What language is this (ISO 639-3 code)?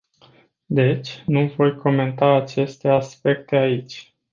ron